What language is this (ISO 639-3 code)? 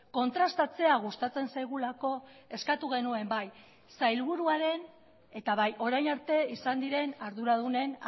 eus